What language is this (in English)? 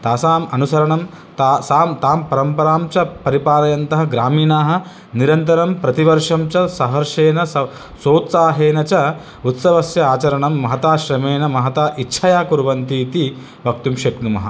Sanskrit